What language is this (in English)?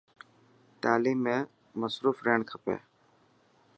Dhatki